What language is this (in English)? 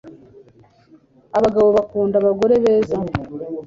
Kinyarwanda